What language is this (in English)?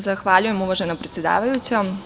Serbian